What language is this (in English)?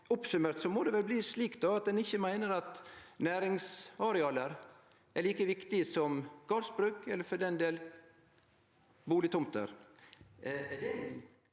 Norwegian